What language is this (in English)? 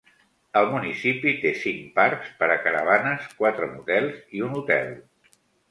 Catalan